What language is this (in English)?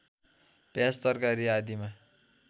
Nepali